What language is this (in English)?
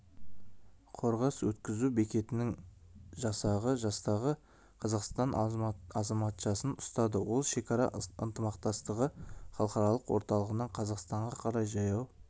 Kazakh